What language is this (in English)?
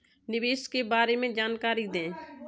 Hindi